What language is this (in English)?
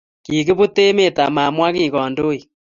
Kalenjin